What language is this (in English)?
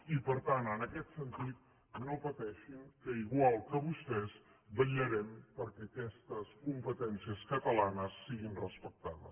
Catalan